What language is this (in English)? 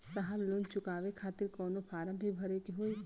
Bhojpuri